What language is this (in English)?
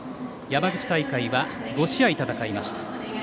Japanese